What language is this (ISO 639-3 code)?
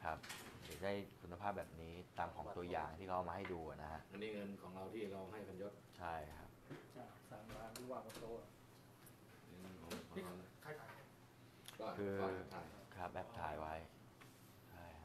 tha